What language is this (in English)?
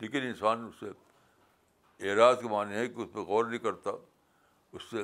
Urdu